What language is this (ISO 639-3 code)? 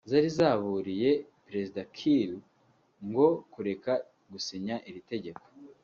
kin